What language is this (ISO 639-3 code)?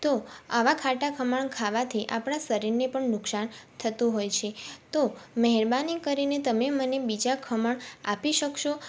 guj